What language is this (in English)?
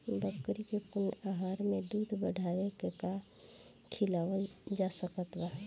Bhojpuri